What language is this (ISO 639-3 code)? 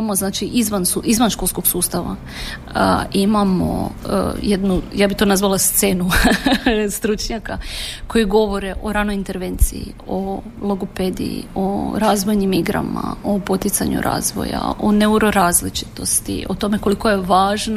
hrv